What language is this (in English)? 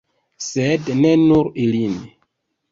Esperanto